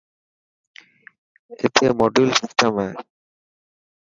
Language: Dhatki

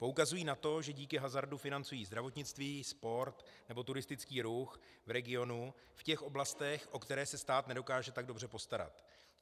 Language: Czech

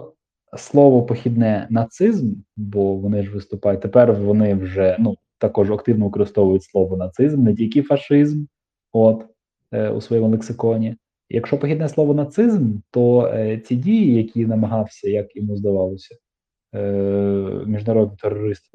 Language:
Ukrainian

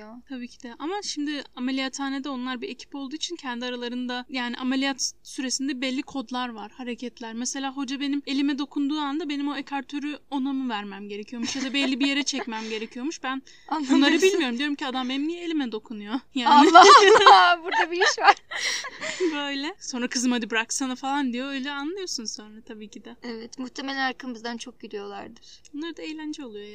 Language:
Turkish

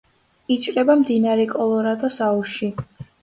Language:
Georgian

